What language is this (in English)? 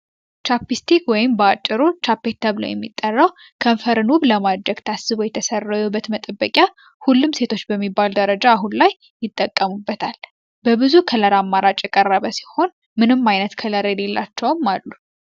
Amharic